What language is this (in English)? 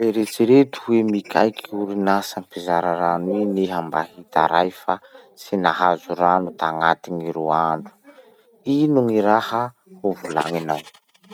Masikoro Malagasy